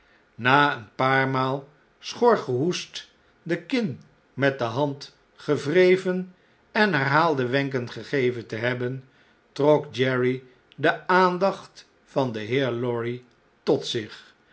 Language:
Dutch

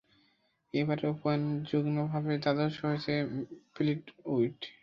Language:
Bangla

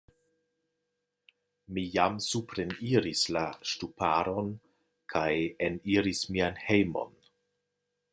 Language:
Esperanto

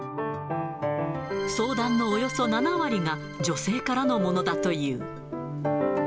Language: Japanese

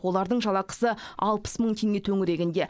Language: Kazakh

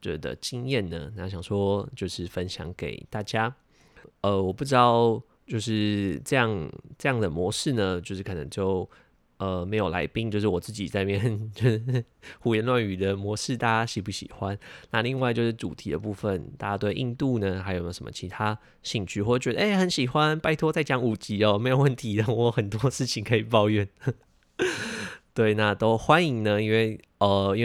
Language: Chinese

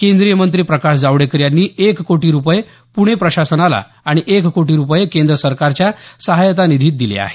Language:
Marathi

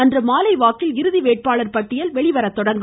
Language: Tamil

